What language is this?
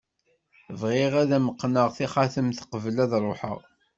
Kabyle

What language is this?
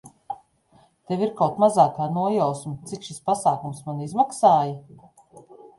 Latvian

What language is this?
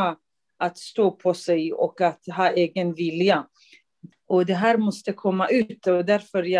Swedish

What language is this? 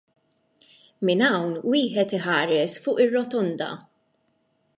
Maltese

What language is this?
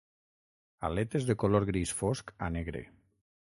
Catalan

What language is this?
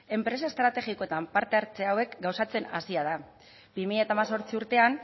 Basque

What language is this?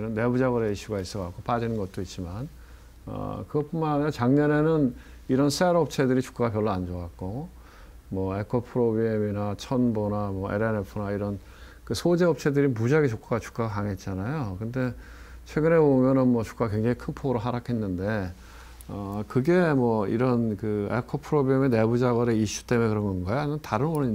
Korean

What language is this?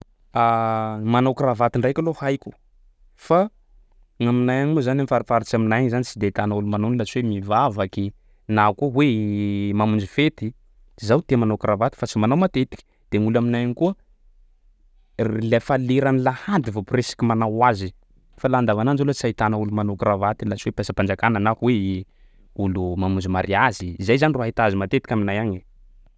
Sakalava Malagasy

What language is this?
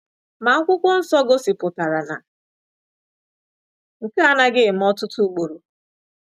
Igbo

